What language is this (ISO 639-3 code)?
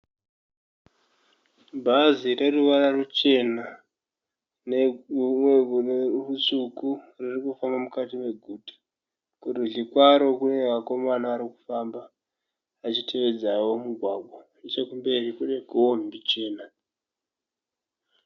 sna